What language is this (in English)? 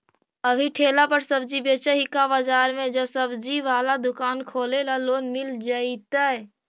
Magahi